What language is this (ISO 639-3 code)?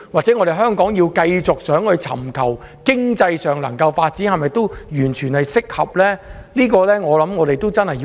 yue